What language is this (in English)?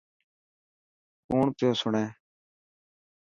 Dhatki